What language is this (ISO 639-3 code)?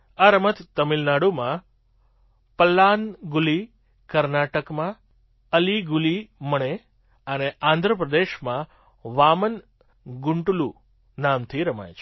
guj